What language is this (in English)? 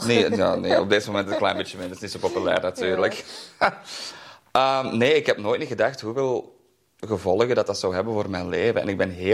Dutch